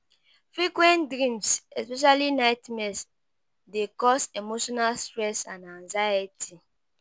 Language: Nigerian Pidgin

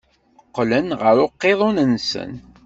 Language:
Kabyle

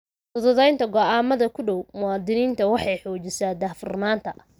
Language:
Somali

